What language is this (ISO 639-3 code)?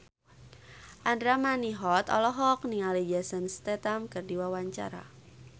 sun